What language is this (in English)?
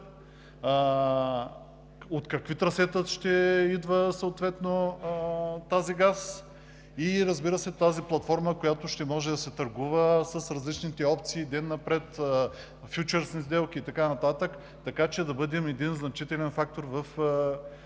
Bulgarian